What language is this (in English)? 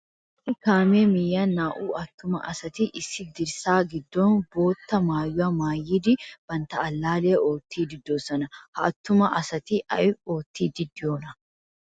Wolaytta